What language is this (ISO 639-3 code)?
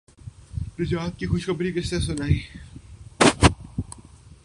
urd